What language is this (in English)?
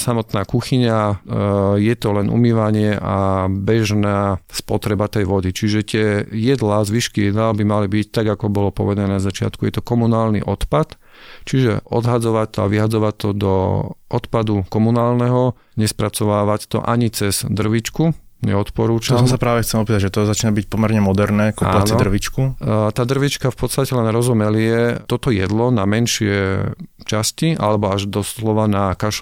Slovak